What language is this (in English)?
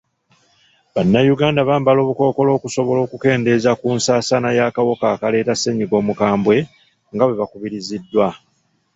Ganda